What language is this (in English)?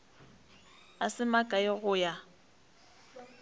Northern Sotho